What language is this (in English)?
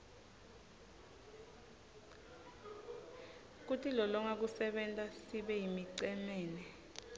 Swati